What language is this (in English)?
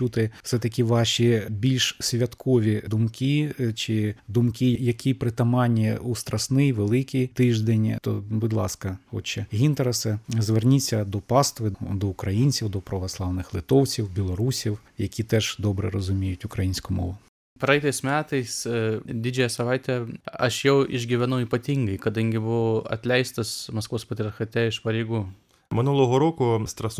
Ukrainian